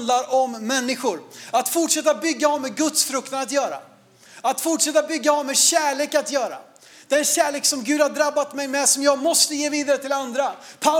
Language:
Swedish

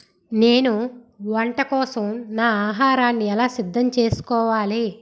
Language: Telugu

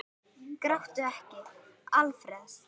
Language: Icelandic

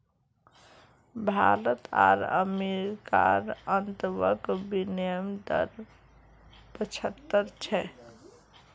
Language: Magahi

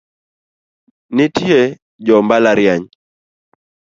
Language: Luo (Kenya and Tanzania)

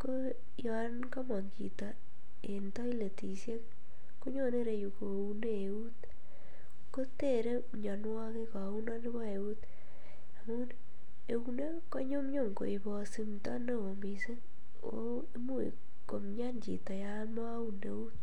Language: Kalenjin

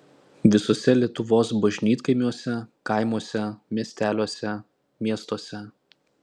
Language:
Lithuanian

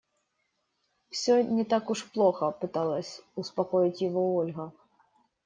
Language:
Russian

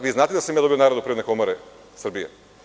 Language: Serbian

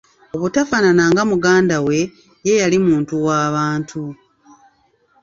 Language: Ganda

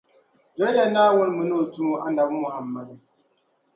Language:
Dagbani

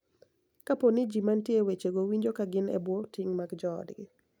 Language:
Luo (Kenya and Tanzania)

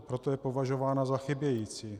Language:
Czech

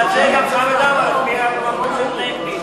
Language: Hebrew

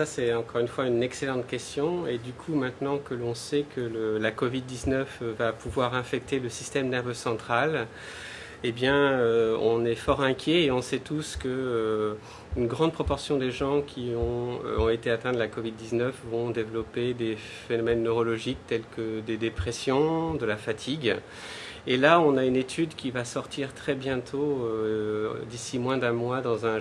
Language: French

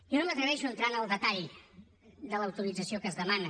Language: Catalan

